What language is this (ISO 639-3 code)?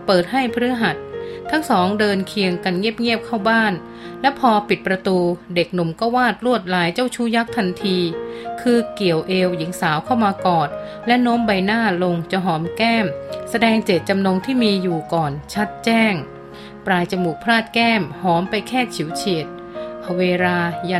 tha